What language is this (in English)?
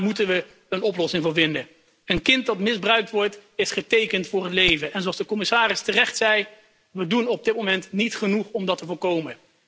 Dutch